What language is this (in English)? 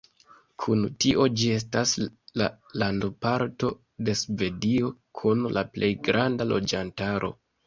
Esperanto